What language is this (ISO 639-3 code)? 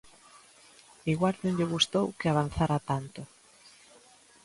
glg